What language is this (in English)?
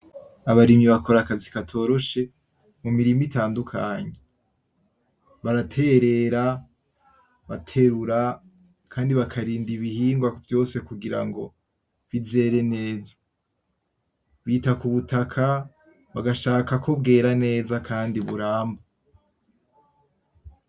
Rundi